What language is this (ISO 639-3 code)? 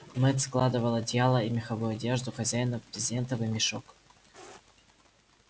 rus